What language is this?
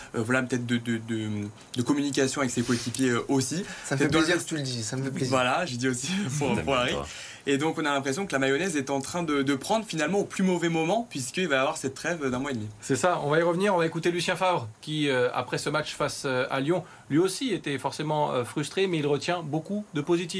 French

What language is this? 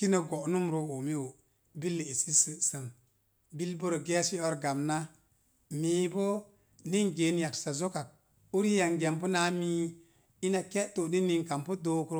Mom Jango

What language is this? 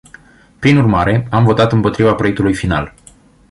Romanian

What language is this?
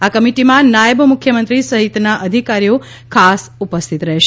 Gujarati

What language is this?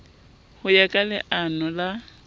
Southern Sotho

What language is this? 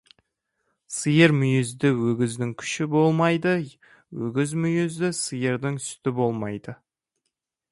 Kazakh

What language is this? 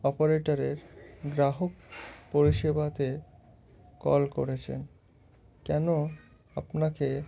Bangla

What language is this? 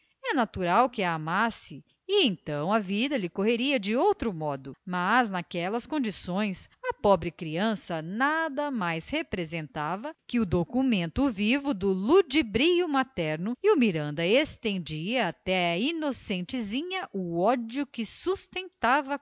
Portuguese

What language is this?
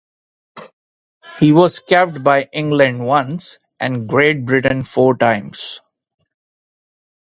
English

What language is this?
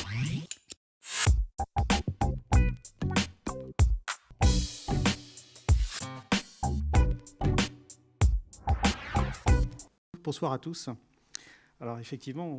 French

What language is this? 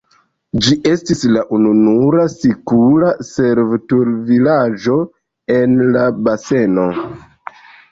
Esperanto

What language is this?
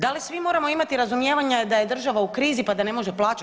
Croatian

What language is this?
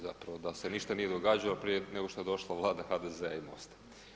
Croatian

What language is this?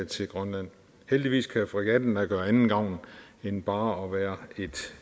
Danish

